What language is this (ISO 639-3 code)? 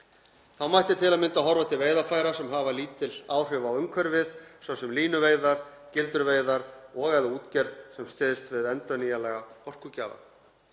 isl